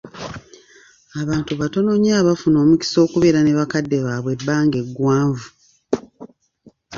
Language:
Ganda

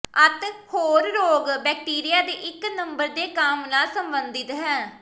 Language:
Punjabi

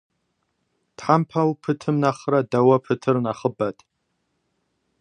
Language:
Kabardian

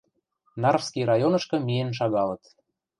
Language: Western Mari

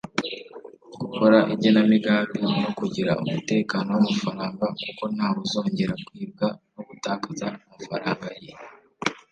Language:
Kinyarwanda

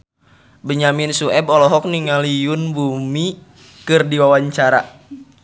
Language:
Sundanese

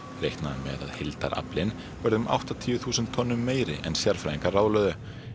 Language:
Icelandic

